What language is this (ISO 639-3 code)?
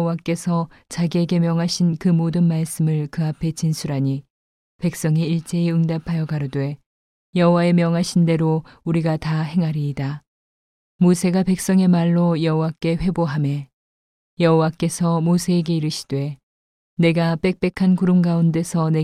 kor